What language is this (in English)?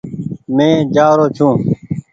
Goaria